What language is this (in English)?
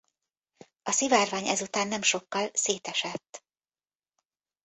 Hungarian